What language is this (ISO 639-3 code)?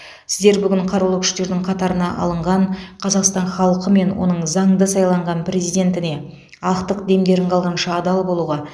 kaz